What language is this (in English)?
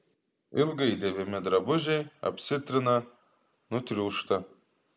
Lithuanian